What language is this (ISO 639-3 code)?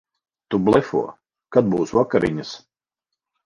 lav